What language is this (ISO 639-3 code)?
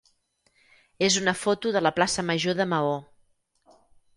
cat